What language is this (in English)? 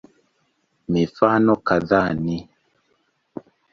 Swahili